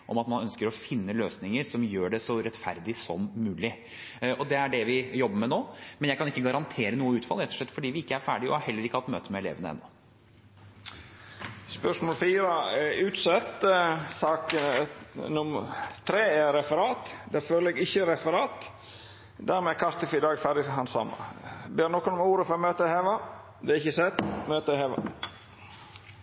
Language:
Norwegian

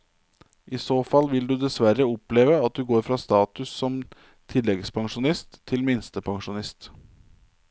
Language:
Norwegian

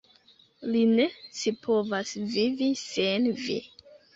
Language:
Esperanto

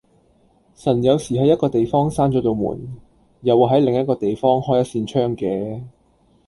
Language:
Cantonese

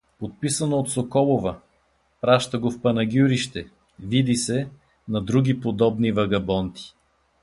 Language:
Bulgarian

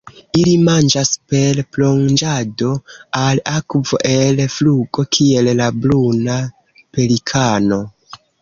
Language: Esperanto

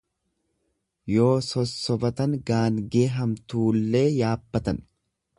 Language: Oromo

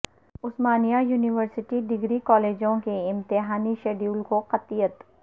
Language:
Urdu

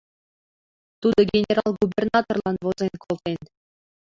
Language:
Mari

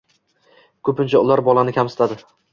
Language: Uzbek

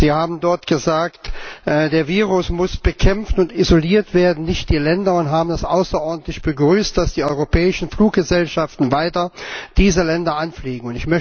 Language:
German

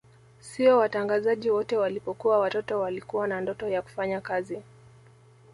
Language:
Swahili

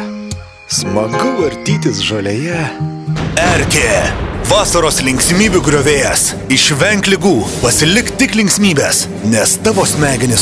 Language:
Lithuanian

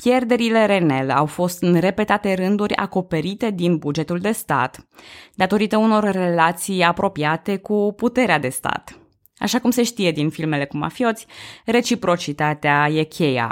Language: Romanian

